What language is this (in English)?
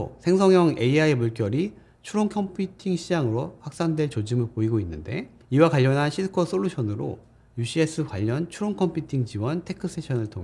Korean